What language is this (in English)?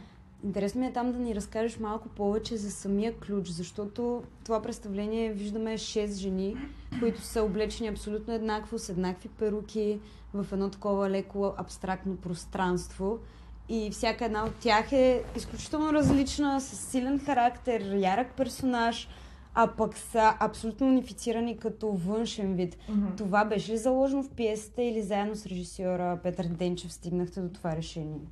Bulgarian